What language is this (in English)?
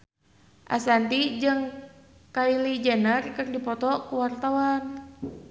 Sundanese